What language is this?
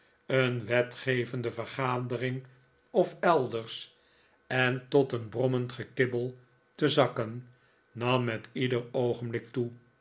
Dutch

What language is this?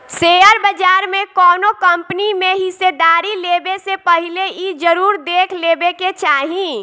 Bhojpuri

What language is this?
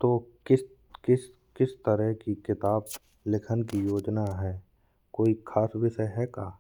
Bundeli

